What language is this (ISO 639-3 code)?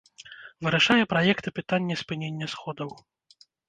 bel